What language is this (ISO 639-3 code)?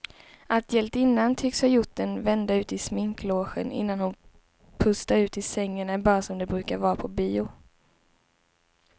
swe